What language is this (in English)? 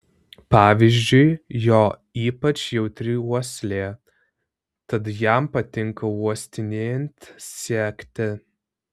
Lithuanian